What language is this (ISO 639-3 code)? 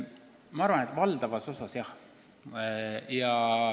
est